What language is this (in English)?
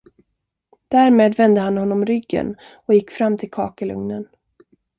Swedish